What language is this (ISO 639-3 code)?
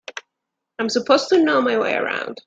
eng